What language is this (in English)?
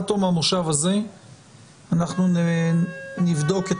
Hebrew